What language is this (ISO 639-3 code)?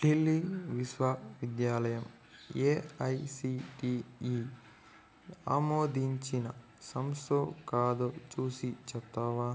tel